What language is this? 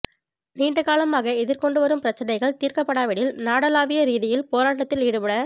Tamil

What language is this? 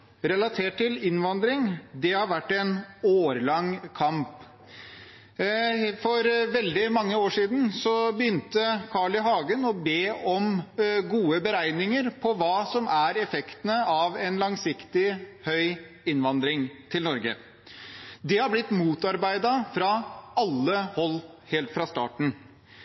Norwegian Bokmål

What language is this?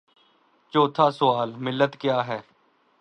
Urdu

